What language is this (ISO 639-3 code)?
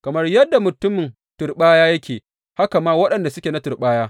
hau